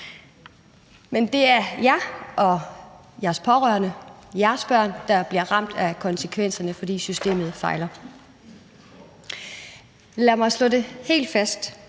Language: Danish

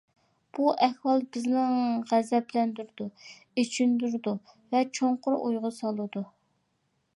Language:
Uyghur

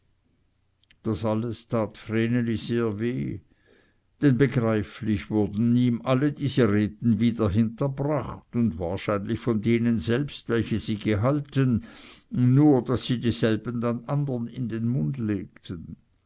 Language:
German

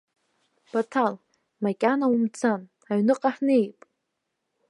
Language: Abkhazian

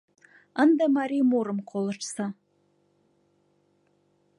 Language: Mari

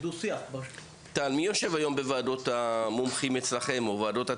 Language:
Hebrew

